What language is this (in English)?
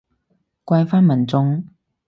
Cantonese